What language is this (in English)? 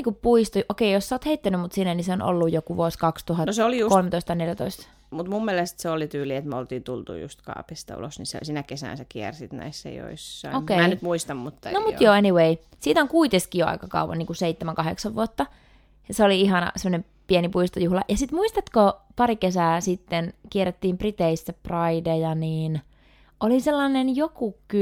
Finnish